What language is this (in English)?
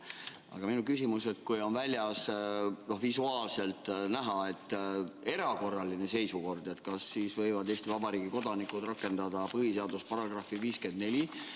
Estonian